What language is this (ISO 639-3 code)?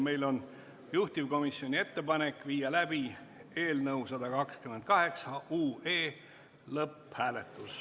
est